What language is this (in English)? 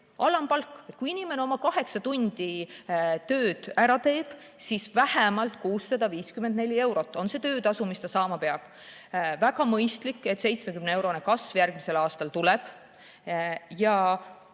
Estonian